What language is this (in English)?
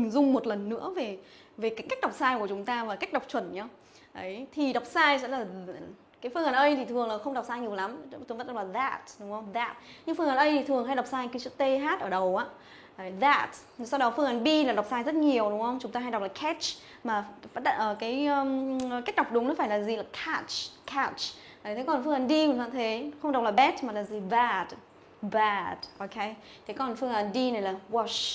Vietnamese